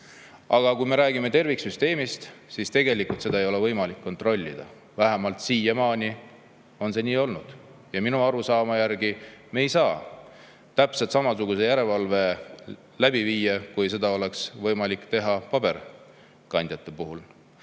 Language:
Estonian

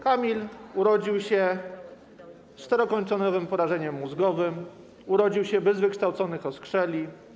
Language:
Polish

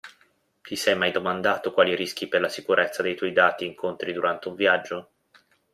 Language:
Italian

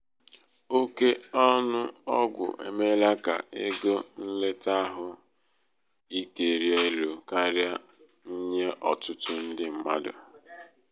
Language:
Igbo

